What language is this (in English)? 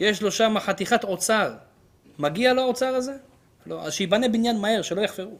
Hebrew